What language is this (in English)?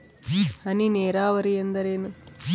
Kannada